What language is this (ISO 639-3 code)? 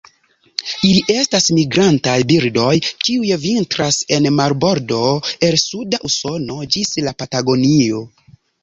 epo